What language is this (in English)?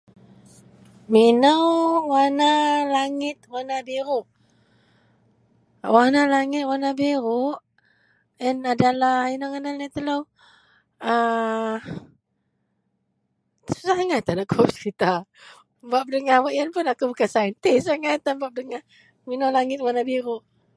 Central Melanau